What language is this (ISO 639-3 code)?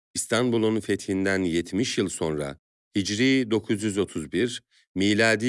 tur